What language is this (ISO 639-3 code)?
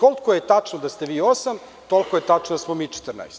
srp